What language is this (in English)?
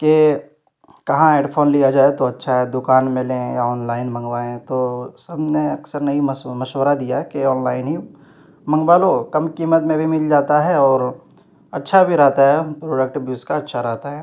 Urdu